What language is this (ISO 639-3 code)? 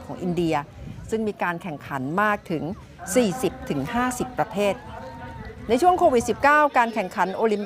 tha